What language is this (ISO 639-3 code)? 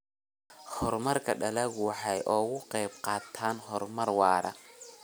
som